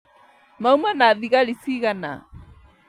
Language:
Kikuyu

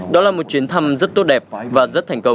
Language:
Vietnamese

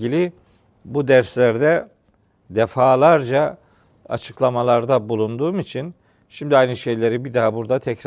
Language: Turkish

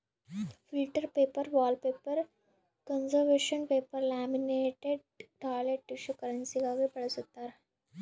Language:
Kannada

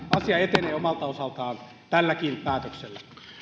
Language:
Finnish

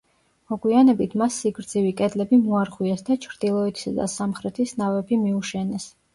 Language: Georgian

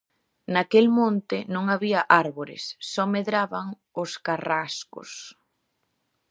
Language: Galician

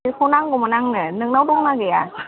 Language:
Bodo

